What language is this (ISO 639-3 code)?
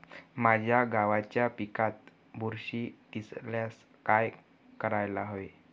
mar